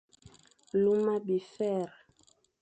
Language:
Fang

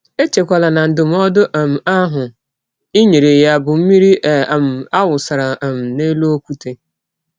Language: Igbo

